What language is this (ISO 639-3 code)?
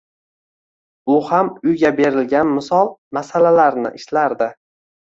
uzb